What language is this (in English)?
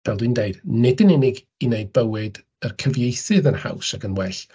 Welsh